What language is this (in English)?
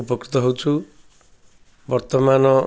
Odia